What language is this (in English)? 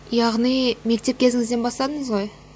Kazakh